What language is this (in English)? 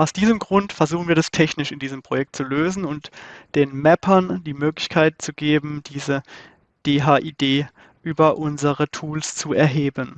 German